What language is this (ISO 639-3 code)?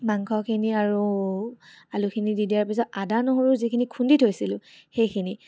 asm